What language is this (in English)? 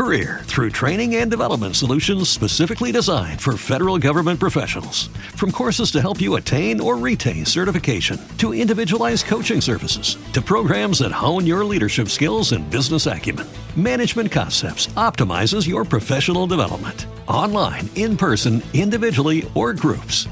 Romanian